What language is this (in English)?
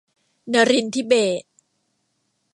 Thai